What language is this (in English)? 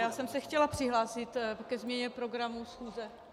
Czech